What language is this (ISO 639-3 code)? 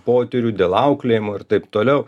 lit